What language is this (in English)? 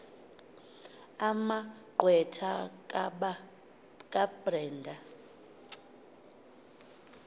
Xhosa